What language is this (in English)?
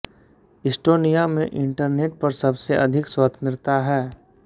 Hindi